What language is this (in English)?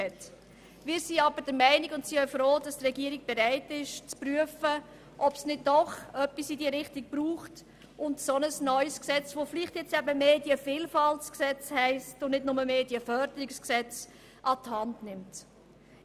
Swiss German